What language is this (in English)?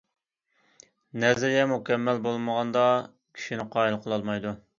Uyghur